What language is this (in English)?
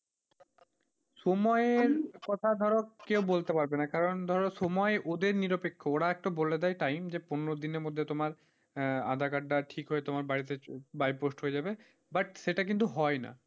Bangla